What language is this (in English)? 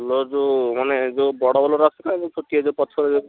Odia